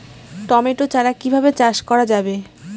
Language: Bangla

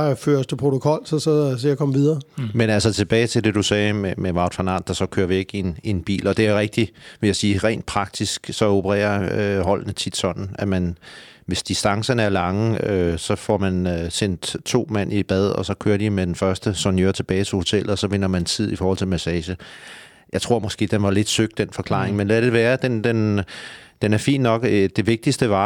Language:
Danish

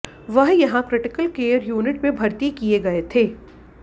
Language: Hindi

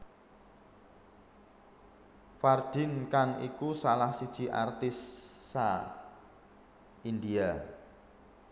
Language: Javanese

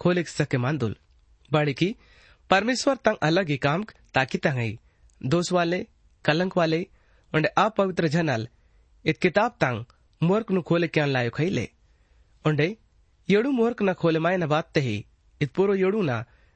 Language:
Hindi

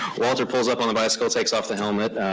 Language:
English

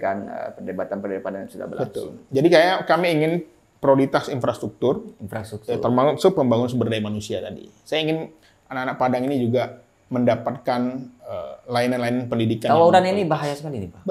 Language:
Indonesian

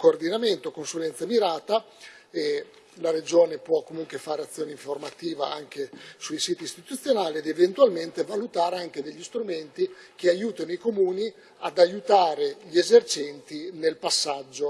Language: Italian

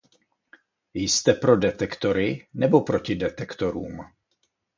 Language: Czech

